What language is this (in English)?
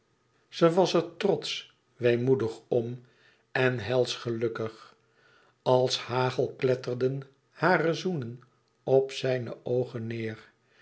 Dutch